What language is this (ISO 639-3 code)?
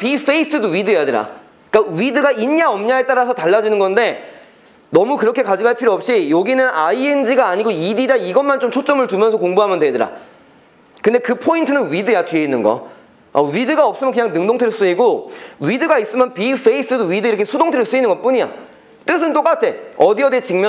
kor